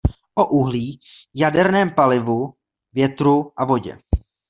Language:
Czech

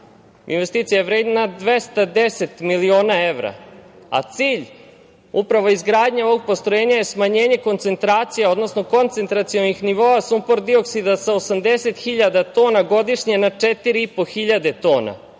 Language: Serbian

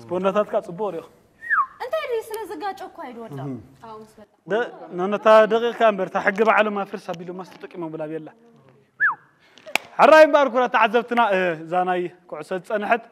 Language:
Arabic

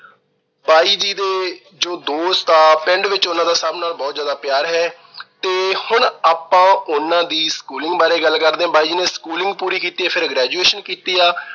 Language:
Punjabi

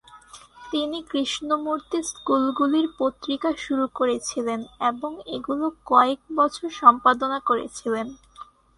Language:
Bangla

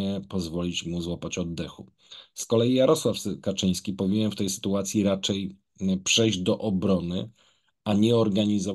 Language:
Polish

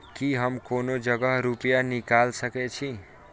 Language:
Maithili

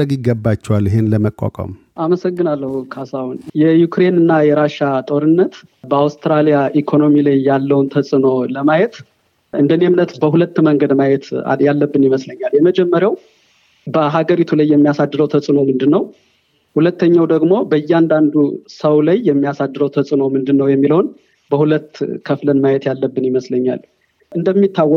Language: Amharic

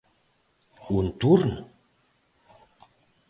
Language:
Galician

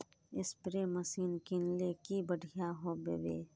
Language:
Magahi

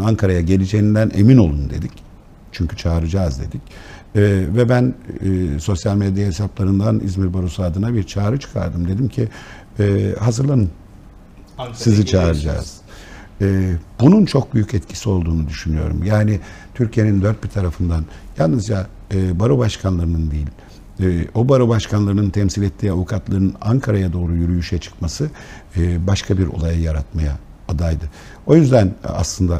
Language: Turkish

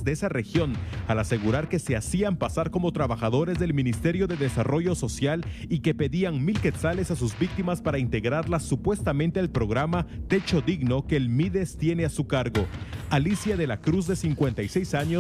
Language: Spanish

